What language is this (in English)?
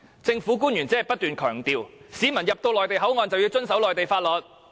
Cantonese